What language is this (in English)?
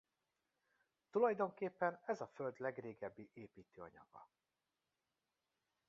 Hungarian